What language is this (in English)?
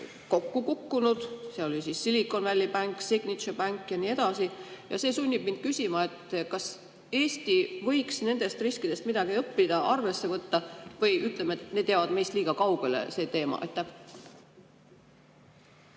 Estonian